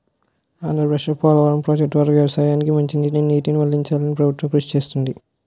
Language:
Telugu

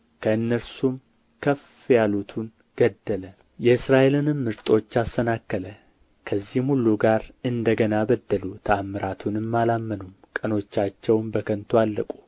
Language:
Amharic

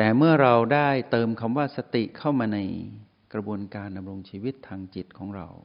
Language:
Thai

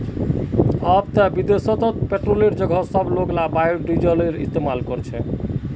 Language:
Magahi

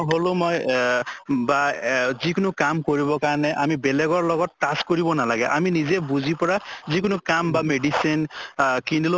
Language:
Assamese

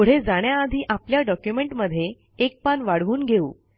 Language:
Marathi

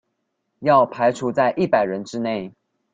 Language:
Chinese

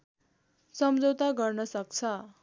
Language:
Nepali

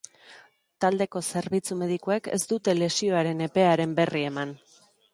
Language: Basque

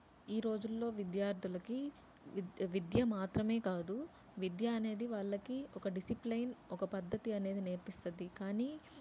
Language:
Telugu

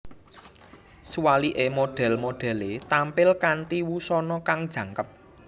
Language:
Javanese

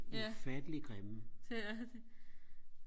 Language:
Danish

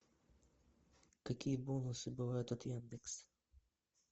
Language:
Russian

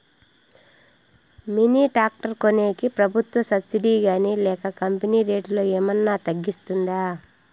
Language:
Telugu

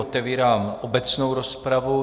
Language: Czech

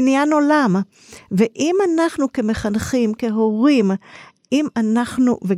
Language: Hebrew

